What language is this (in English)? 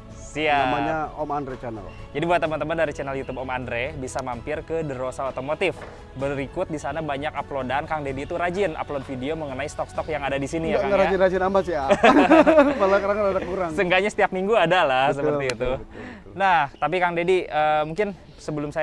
Indonesian